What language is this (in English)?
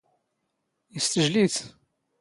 Standard Moroccan Tamazight